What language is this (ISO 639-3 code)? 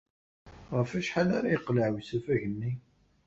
kab